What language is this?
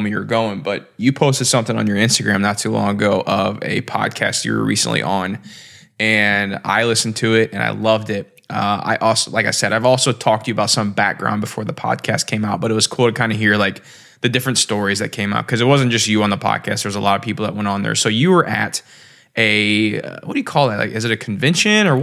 English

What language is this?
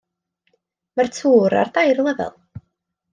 Welsh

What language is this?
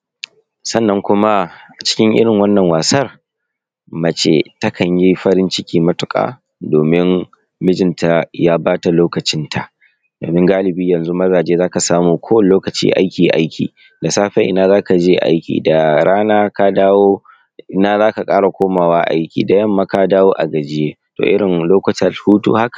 Hausa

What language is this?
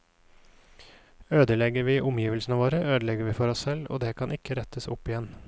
Norwegian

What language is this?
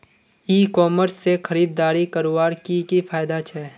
Magahi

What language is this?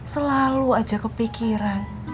Indonesian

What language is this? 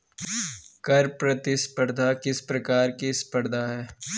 Hindi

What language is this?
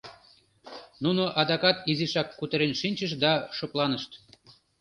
Mari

